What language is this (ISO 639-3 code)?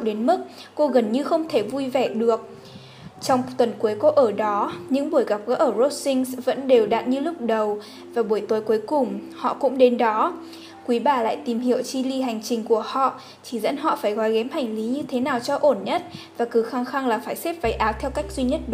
vie